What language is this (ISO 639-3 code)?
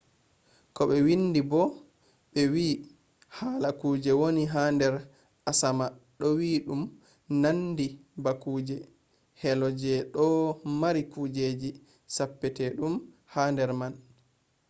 ful